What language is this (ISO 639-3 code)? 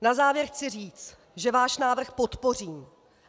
ces